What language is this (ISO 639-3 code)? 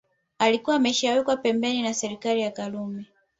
swa